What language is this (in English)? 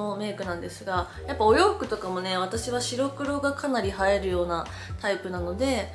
Japanese